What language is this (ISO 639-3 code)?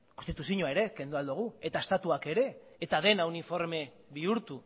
eus